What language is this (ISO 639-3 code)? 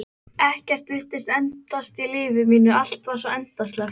isl